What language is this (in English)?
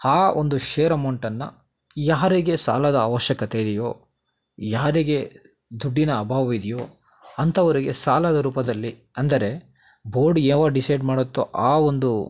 Kannada